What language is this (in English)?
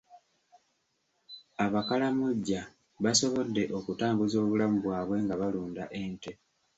Ganda